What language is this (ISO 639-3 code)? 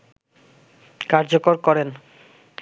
ben